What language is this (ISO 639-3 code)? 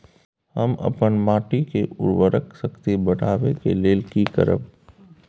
mai